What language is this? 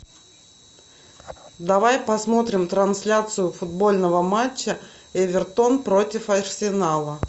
Russian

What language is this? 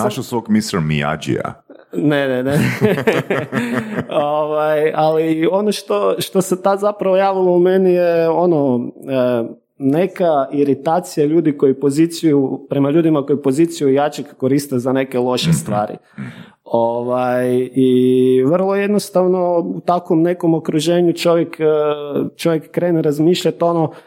Croatian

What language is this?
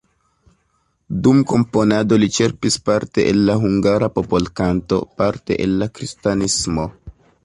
Esperanto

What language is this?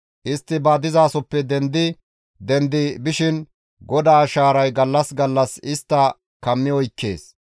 Gamo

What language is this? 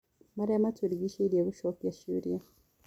Kikuyu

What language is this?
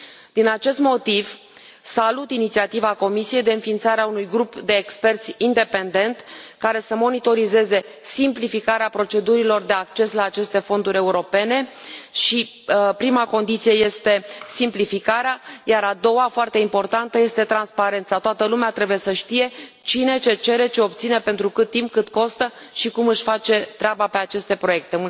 Romanian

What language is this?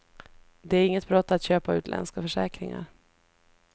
Swedish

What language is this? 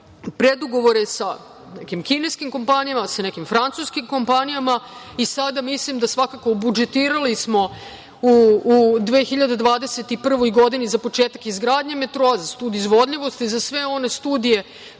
Serbian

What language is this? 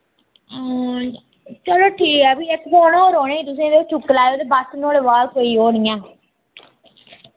Dogri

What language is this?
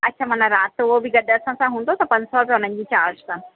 Sindhi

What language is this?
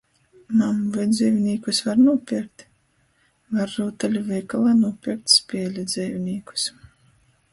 Latgalian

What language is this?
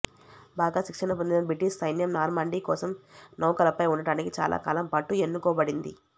Telugu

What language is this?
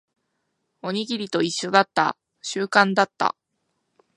Japanese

